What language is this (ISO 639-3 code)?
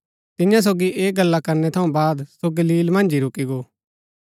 gbk